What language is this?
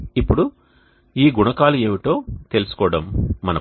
Telugu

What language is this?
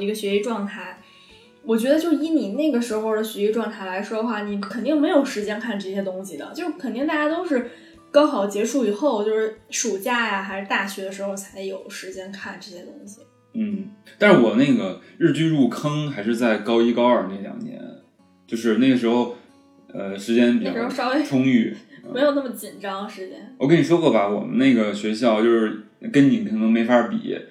Chinese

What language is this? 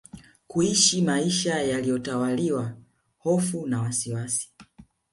Swahili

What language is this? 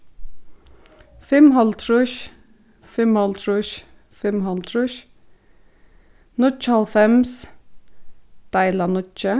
Faroese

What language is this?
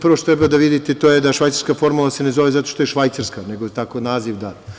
Serbian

